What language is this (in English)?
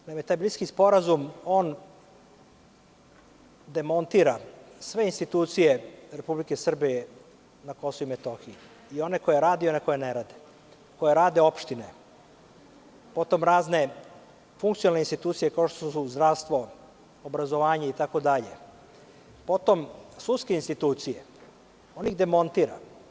Serbian